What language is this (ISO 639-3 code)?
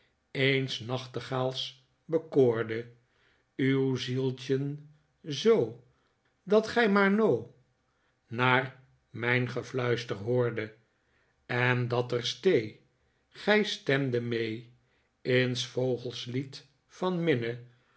nld